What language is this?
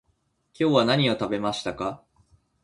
Japanese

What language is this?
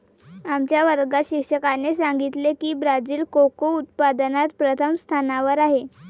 Marathi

